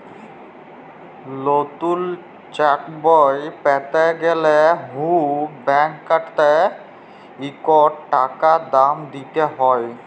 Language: Bangla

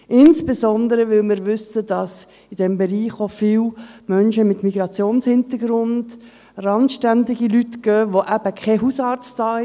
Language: Swiss German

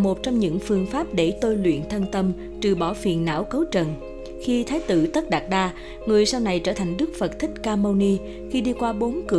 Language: Vietnamese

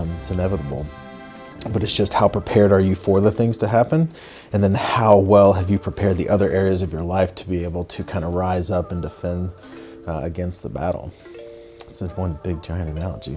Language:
English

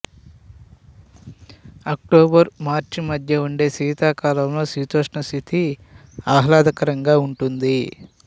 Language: Telugu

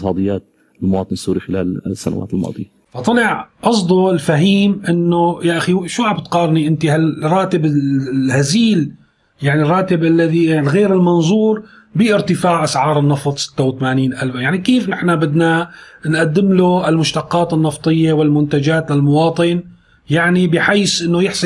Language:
Arabic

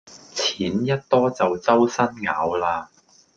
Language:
Cantonese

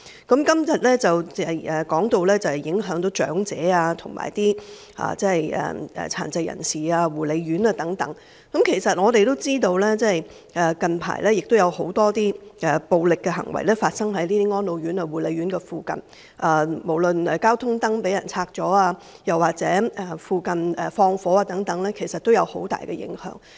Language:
Cantonese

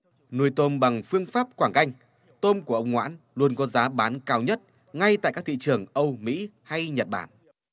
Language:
Vietnamese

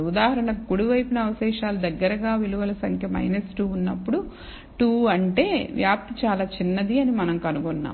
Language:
Telugu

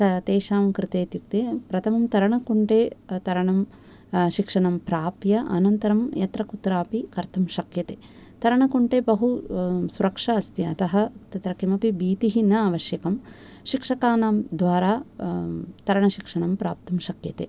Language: Sanskrit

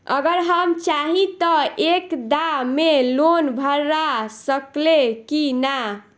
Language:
Bhojpuri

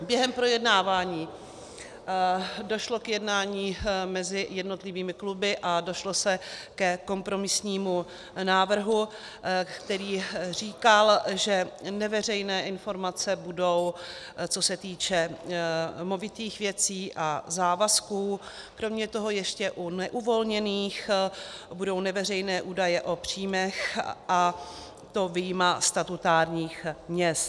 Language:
Czech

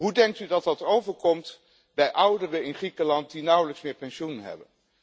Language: Dutch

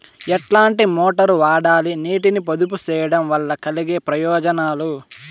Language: Telugu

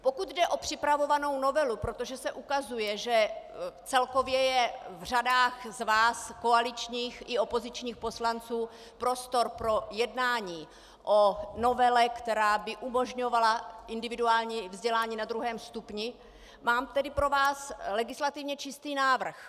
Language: Czech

